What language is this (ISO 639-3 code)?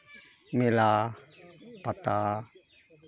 sat